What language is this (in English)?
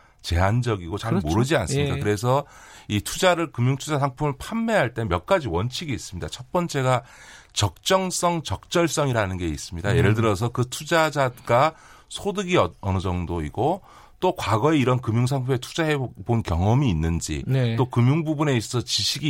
Korean